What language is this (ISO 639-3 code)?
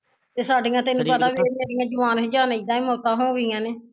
pan